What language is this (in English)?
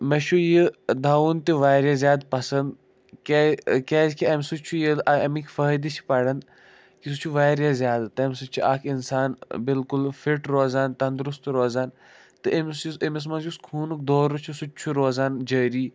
Kashmiri